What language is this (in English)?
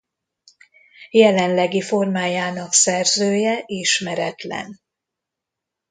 Hungarian